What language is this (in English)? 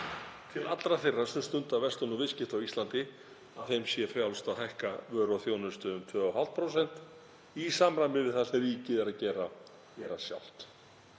Icelandic